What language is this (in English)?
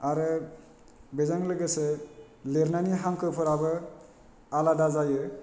Bodo